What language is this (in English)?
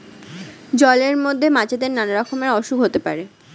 Bangla